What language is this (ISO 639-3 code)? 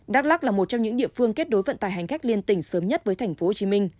vie